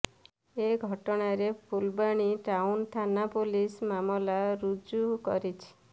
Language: Odia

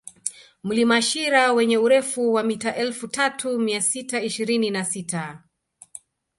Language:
Swahili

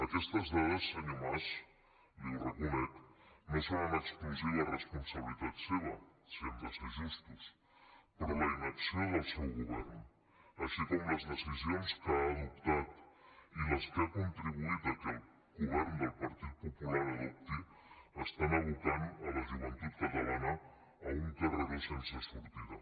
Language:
Catalan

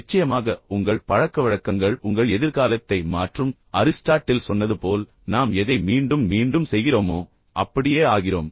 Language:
Tamil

